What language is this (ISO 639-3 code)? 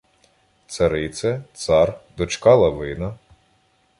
ukr